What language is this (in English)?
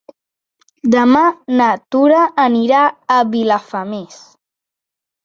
Catalan